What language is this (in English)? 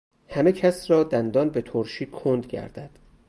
Persian